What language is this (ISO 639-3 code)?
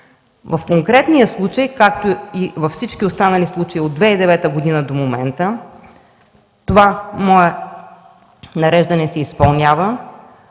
bul